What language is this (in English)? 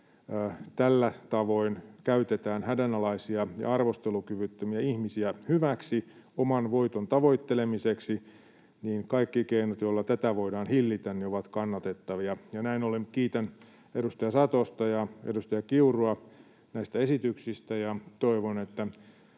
Finnish